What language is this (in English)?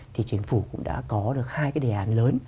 Vietnamese